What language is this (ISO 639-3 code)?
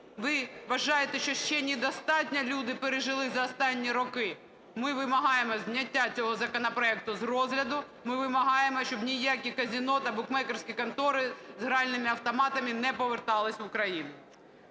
ukr